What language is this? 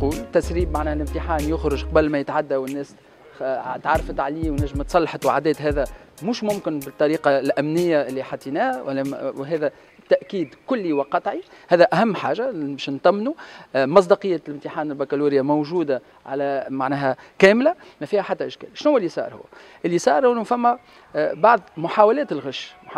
Arabic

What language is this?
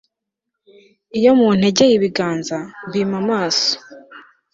Kinyarwanda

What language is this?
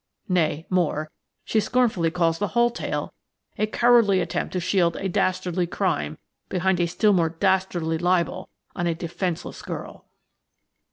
English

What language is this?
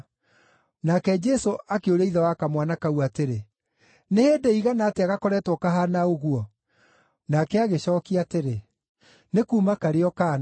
Kikuyu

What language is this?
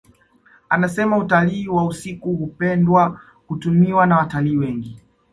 Swahili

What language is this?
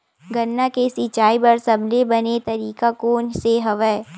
Chhattisgarhi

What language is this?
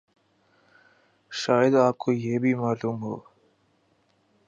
Urdu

